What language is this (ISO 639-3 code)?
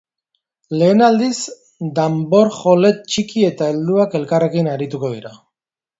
eus